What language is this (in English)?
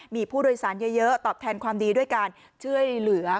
Thai